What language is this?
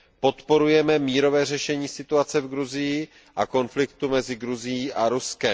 Czech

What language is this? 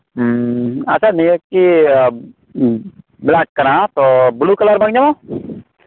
Santali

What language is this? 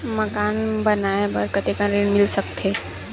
Chhattisgarhi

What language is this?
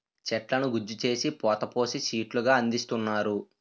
Telugu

